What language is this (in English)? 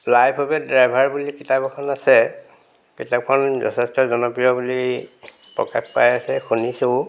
Assamese